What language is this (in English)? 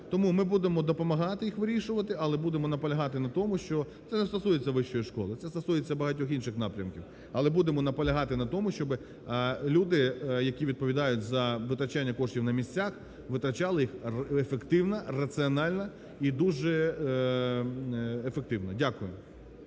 Ukrainian